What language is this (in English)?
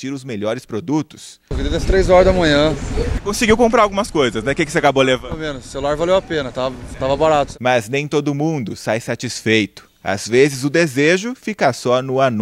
Portuguese